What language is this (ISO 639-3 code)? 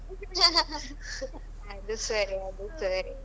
kan